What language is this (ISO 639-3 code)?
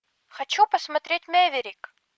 rus